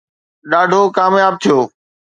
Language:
Sindhi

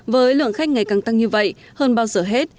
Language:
Vietnamese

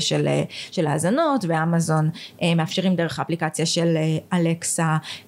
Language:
Hebrew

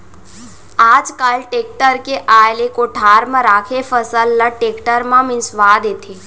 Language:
Chhattisgarhi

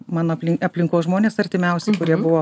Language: Lithuanian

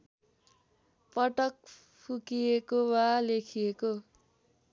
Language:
Nepali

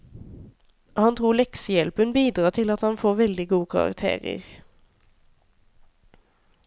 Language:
Norwegian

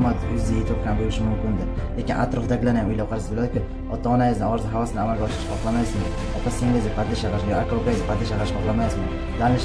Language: Turkish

